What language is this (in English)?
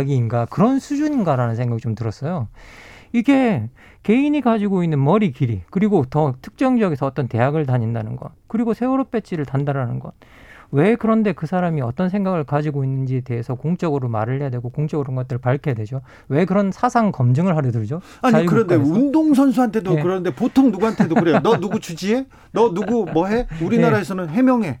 Korean